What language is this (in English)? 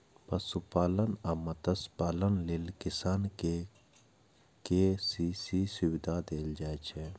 Maithili